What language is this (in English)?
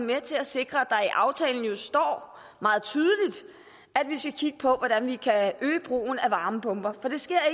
Danish